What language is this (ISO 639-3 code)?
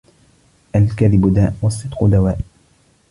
ara